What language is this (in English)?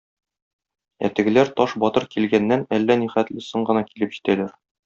Tatar